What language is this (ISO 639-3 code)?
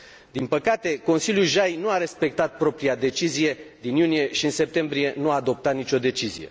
ron